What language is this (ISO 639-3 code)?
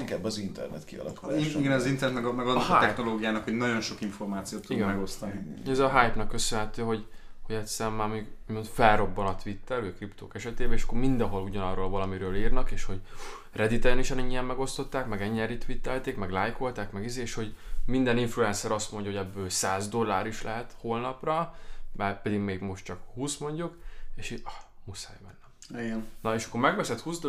hun